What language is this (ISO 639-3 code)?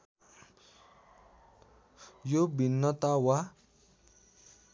nep